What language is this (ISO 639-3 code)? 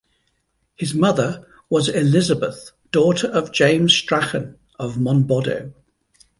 eng